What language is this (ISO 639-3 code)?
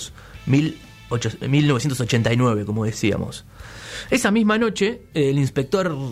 spa